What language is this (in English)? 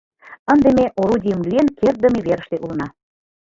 Mari